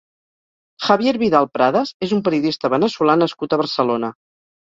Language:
Catalan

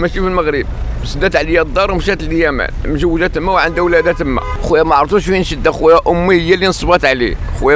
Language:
Arabic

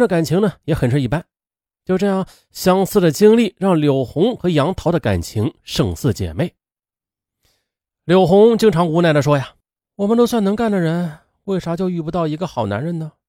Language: Chinese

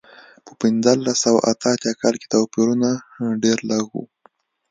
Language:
Pashto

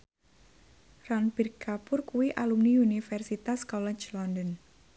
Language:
Javanese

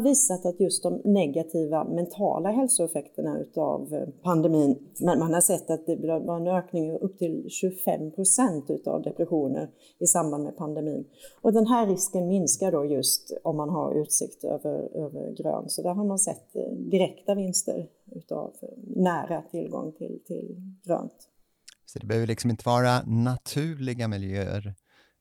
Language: Swedish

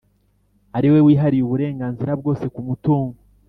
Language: Kinyarwanda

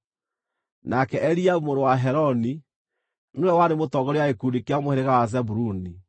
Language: Kikuyu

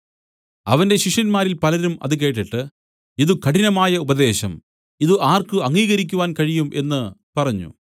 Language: Malayalam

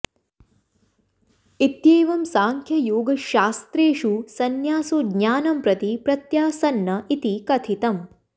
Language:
Sanskrit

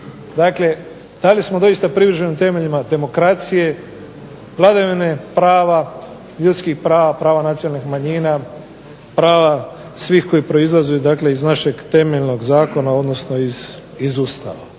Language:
Croatian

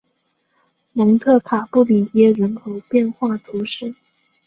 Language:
Chinese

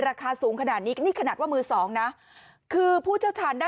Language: Thai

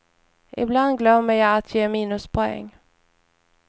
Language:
Swedish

